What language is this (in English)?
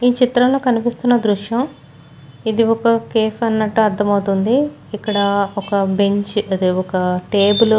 Telugu